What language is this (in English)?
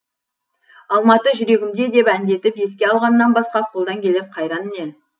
Kazakh